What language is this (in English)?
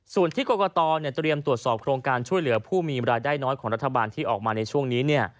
Thai